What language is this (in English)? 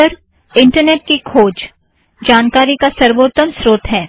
Hindi